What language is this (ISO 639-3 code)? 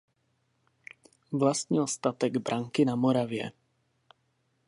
ces